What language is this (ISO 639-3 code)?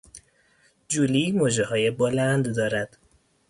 fas